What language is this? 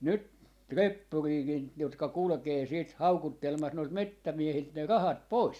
Finnish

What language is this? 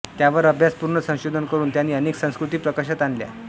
Marathi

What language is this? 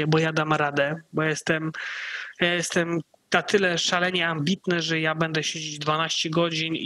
Polish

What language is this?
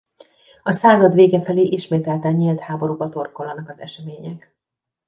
Hungarian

